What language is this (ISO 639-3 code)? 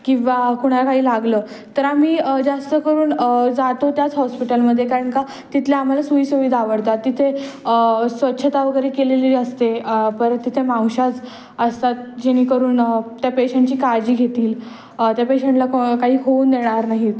mar